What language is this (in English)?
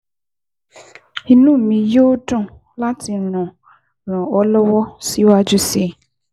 Yoruba